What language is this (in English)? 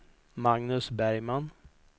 Swedish